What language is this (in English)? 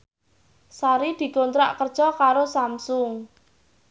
Javanese